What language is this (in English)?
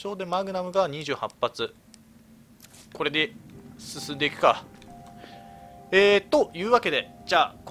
Japanese